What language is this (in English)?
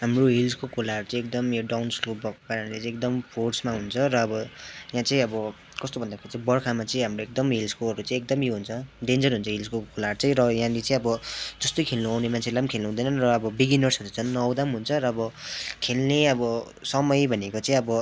Nepali